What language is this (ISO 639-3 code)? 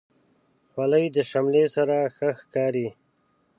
pus